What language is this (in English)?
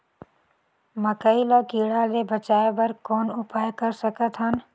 Chhattisgarhi